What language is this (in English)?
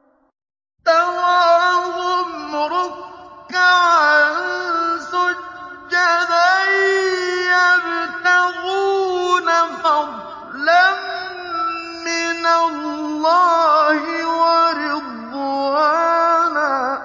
Arabic